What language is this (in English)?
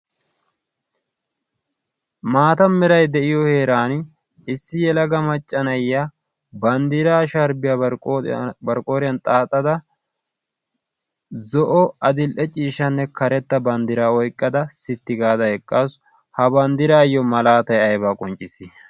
Wolaytta